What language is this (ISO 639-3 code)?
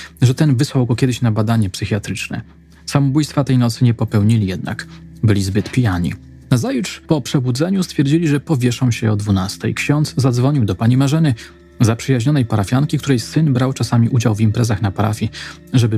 pol